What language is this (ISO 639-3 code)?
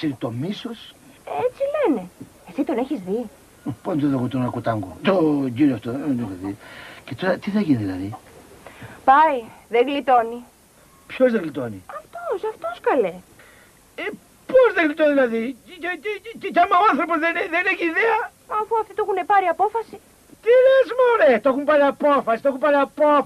ell